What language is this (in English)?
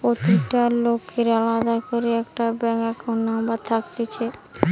Bangla